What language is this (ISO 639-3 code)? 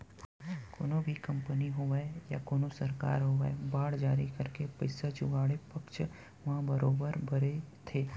hne